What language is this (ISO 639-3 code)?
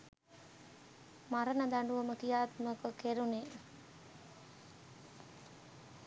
sin